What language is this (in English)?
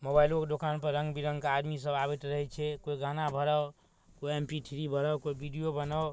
Maithili